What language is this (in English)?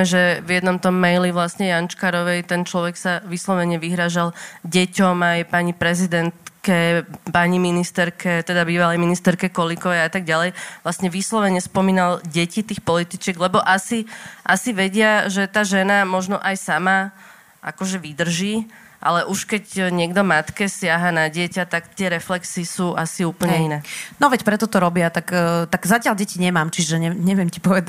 Slovak